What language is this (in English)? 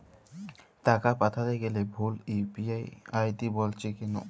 Bangla